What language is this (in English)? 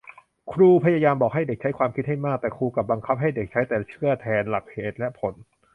Thai